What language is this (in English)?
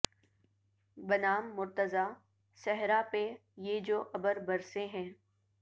Urdu